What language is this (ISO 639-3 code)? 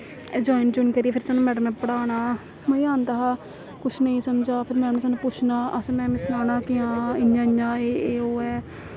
doi